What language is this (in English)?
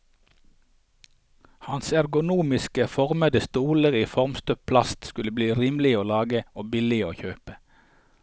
Norwegian